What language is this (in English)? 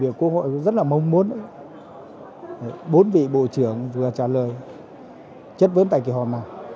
Vietnamese